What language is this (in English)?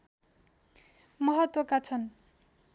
Nepali